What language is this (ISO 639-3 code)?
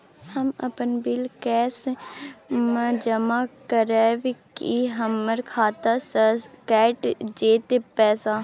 mai